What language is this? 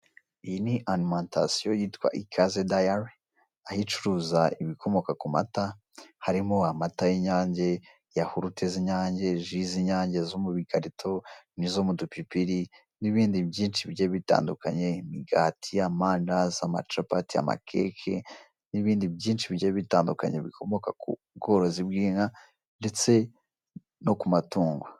Kinyarwanda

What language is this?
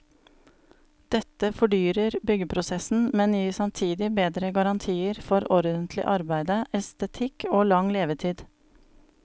Norwegian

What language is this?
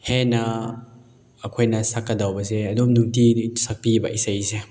Manipuri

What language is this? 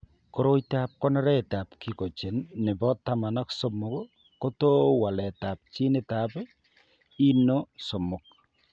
Kalenjin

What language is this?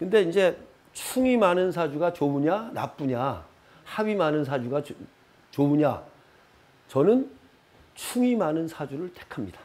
Korean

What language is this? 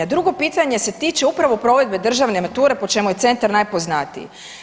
Croatian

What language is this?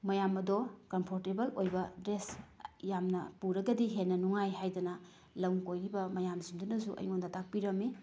Manipuri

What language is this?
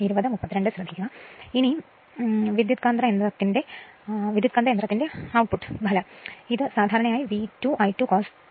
Malayalam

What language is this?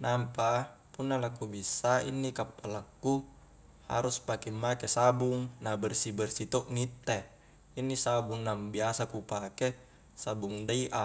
Highland Konjo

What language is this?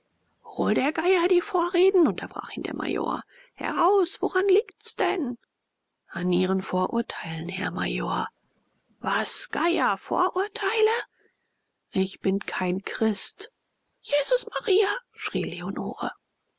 German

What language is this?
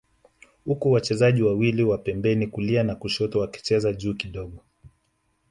Swahili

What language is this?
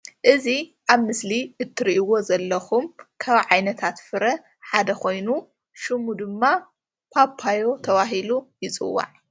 Tigrinya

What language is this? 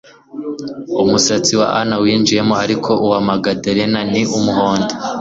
Kinyarwanda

